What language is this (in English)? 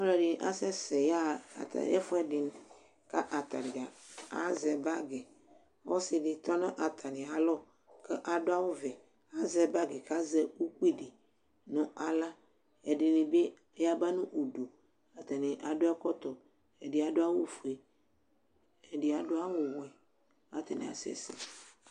Ikposo